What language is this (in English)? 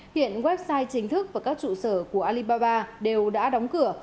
Vietnamese